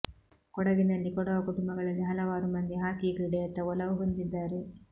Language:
Kannada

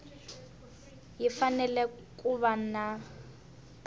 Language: Tsonga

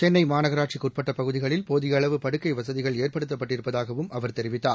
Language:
Tamil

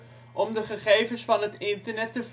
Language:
Dutch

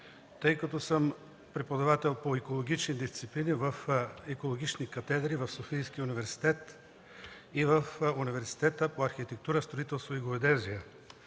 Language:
Bulgarian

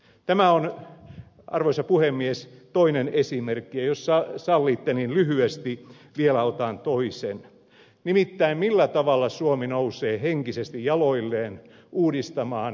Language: Finnish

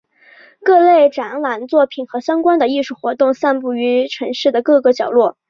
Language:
Chinese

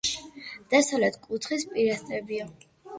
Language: Georgian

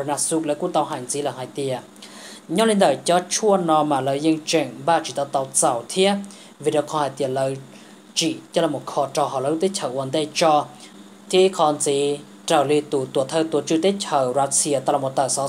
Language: Vietnamese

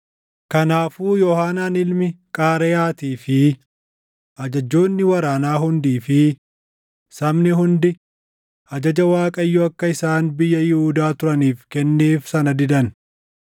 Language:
Oromo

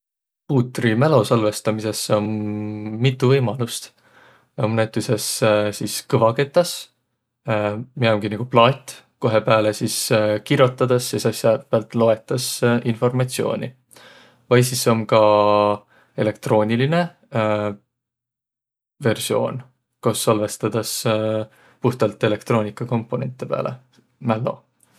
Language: Võro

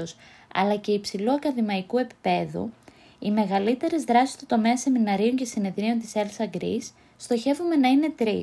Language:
Greek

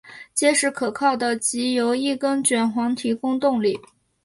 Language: Chinese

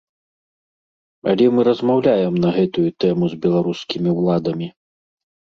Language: Belarusian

